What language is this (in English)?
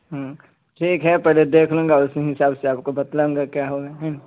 Urdu